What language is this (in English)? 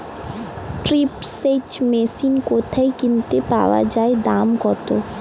Bangla